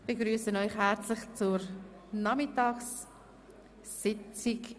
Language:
Swiss German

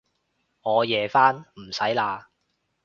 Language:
Cantonese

